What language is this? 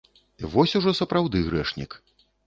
Belarusian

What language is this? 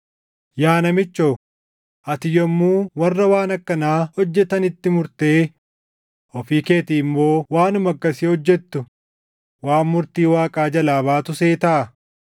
Oromo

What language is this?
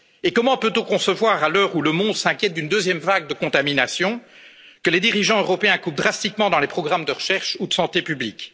French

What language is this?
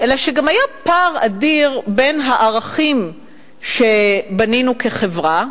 Hebrew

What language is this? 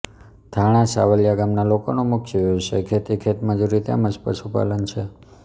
Gujarati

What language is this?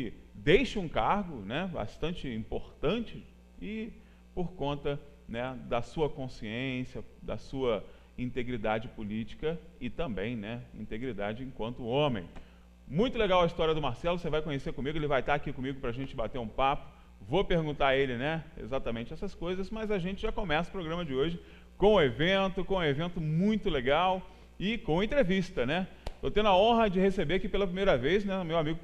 Portuguese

